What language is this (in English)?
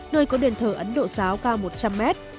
Vietnamese